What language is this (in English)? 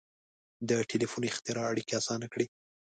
Pashto